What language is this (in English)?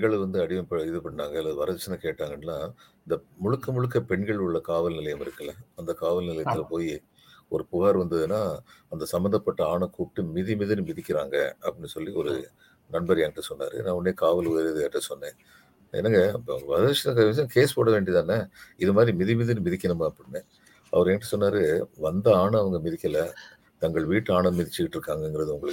Tamil